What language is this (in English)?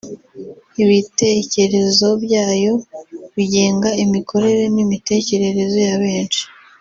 Kinyarwanda